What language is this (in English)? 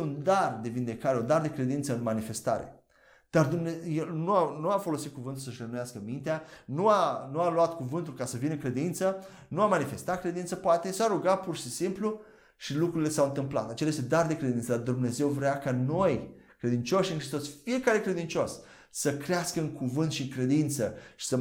Romanian